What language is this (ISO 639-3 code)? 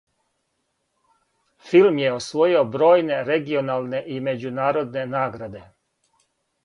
srp